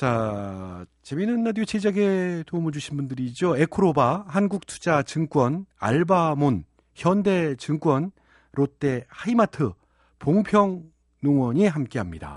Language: Korean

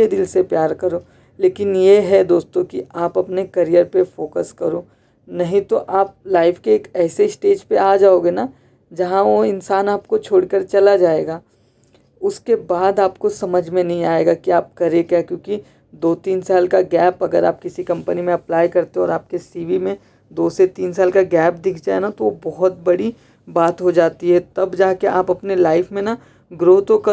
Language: Hindi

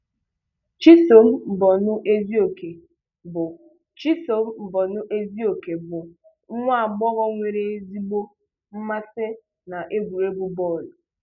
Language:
Igbo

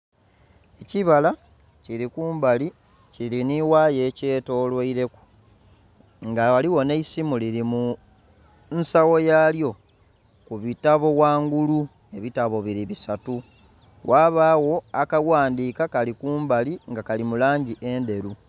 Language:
Soga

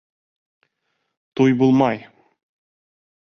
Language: Bashkir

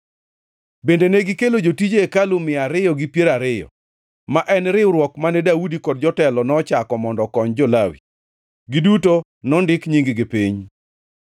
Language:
Luo (Kenya and Tanzania)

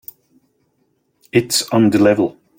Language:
English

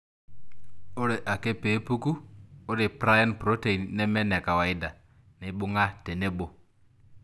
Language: Masai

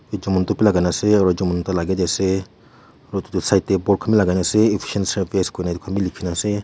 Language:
Naga Pidgin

